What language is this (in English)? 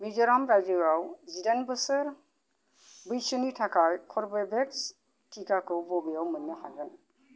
Bodo